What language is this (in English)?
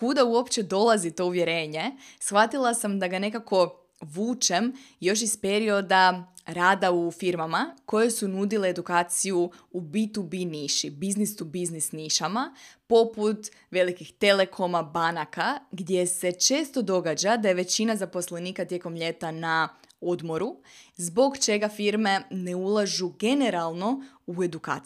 Croatian